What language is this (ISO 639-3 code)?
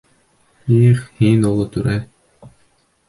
bak